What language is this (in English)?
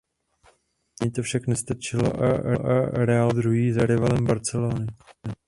Czech